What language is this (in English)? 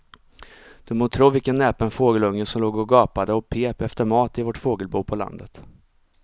Swedish